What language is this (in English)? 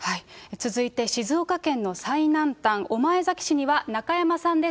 Japanese